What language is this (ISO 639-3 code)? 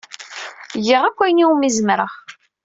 kab